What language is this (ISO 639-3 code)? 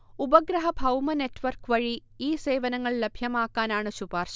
mal